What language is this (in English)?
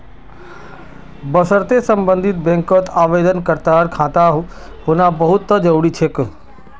Magahi